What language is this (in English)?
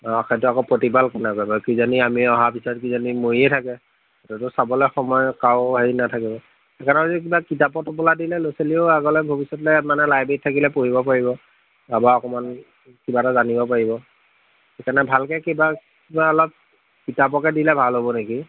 Assamese